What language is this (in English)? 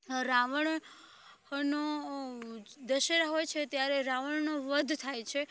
Gujarati